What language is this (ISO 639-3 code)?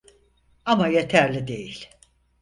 tur